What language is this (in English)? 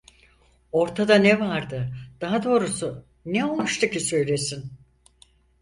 Turkish